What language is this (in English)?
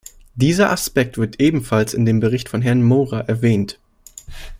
German